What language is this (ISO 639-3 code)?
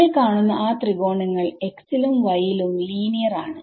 mal